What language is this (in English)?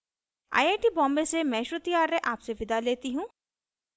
Hindi